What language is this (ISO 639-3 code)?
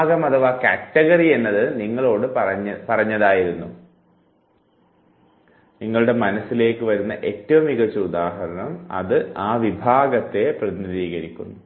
mal